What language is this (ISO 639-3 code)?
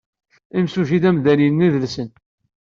kab